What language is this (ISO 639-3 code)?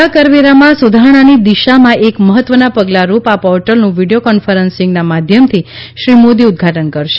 guj